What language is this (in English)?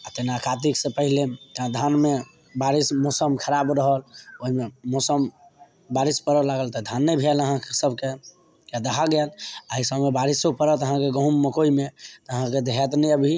Maithili